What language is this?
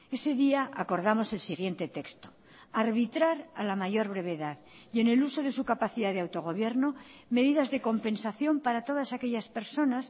Spanish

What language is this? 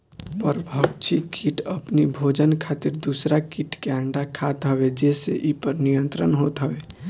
Bhojpuri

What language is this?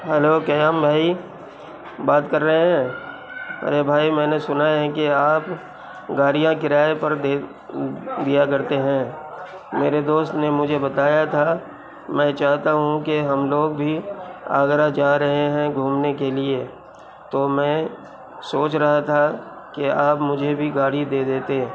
Urdu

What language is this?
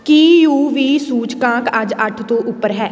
Punjabi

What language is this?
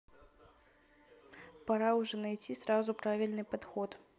Russian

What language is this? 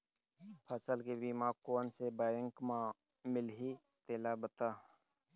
Chhattisgarhi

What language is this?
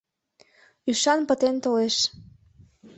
Mari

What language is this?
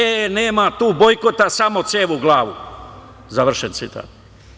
Serbian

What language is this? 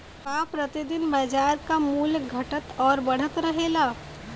Bhojpuri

